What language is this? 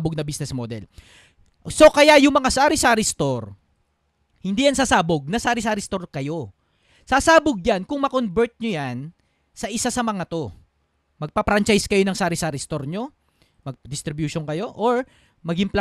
Filipino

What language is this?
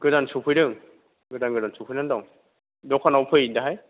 Bodo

